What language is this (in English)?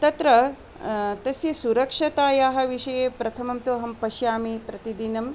Sanskrit